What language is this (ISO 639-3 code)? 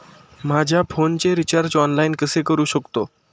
mar